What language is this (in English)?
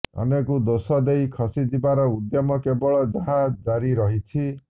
Odia